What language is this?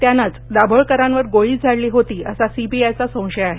Marathi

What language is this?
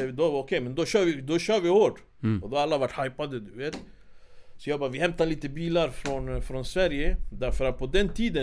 Swedish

